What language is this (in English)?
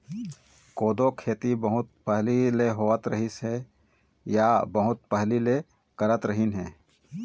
Chhattisgarhi